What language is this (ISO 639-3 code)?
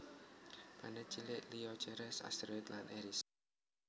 jav